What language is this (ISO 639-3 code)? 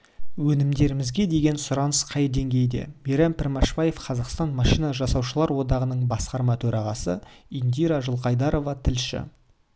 kaz